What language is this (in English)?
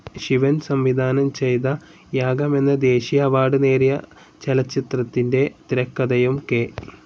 Malayalam